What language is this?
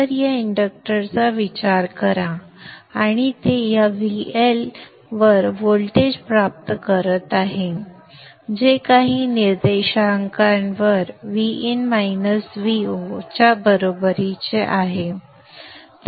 Marathi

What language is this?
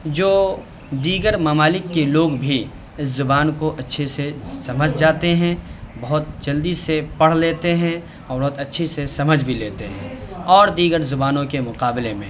Urdu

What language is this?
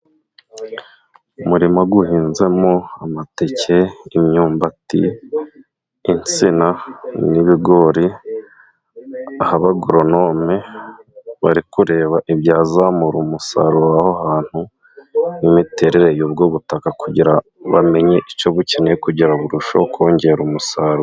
Kinyarwanda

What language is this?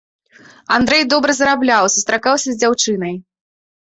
Belarusian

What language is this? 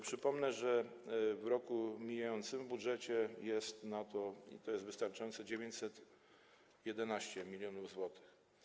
Polish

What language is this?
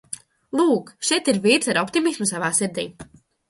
Latvian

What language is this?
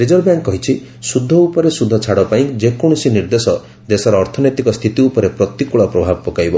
Odia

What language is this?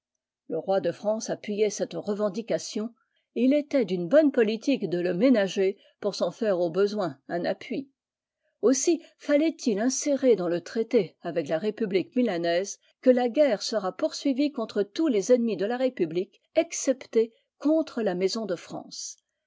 French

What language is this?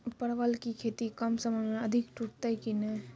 Maithili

